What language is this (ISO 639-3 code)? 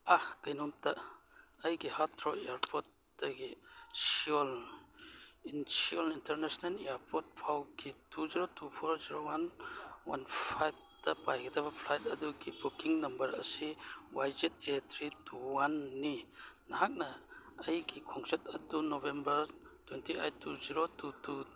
mni